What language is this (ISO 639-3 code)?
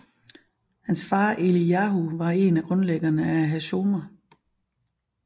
dan